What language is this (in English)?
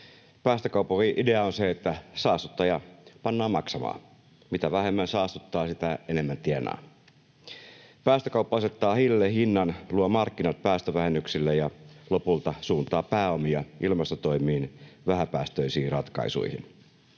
Finnish